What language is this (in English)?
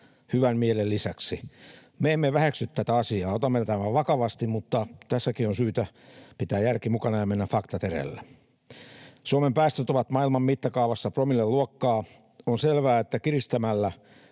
Finnish